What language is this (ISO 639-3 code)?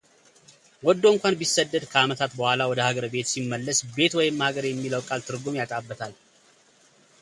amh